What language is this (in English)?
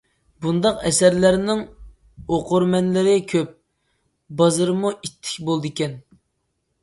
Uyghur